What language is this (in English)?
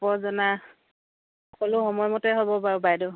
Assamese